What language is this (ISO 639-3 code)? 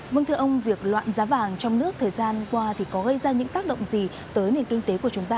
vie